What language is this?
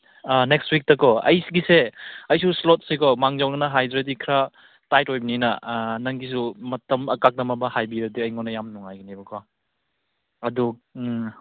Manipuri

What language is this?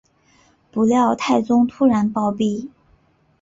Chinese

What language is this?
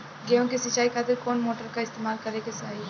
Bhojpuri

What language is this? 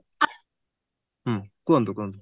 Odia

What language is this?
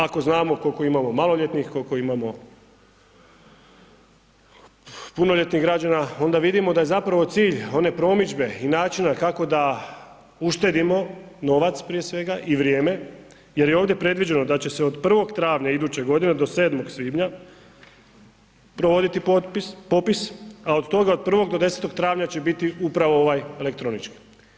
Croatian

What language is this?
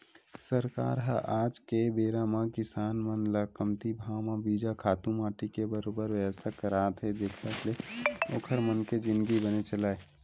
Chhattisgarhi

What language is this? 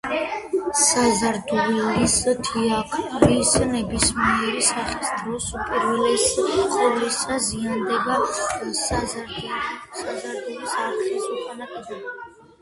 Georgian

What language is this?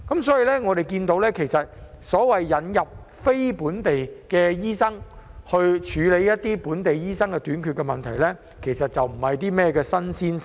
Cantonese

